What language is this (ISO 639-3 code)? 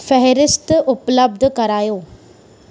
snd